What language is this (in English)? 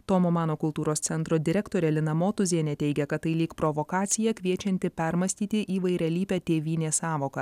Lithuanian